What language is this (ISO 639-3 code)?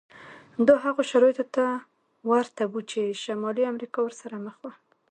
pus